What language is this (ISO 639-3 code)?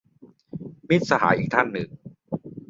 tha